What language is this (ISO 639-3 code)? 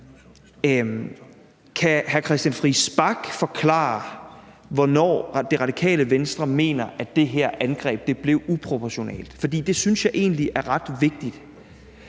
dan